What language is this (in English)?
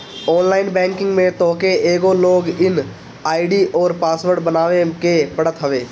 Bhojpuri